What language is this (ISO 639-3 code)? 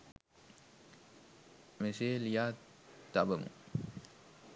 sin